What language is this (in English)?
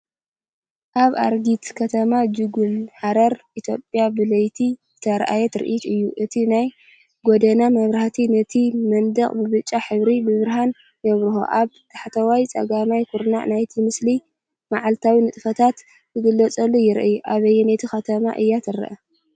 Tigrinya